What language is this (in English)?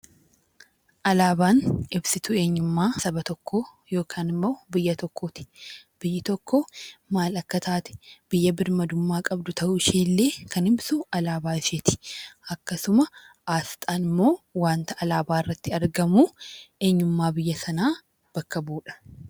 Oromo